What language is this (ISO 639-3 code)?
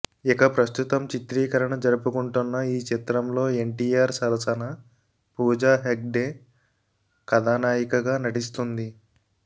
tel